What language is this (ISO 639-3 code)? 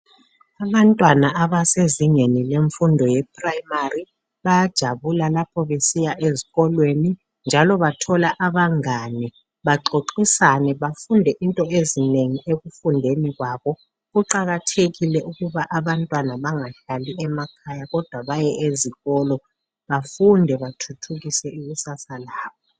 nde